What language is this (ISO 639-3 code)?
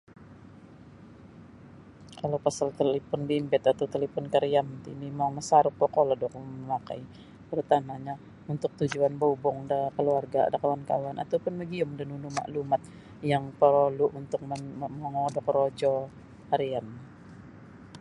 bsy